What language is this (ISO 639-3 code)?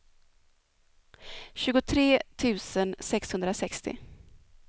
swe